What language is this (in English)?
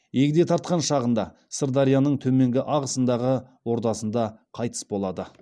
Kazakh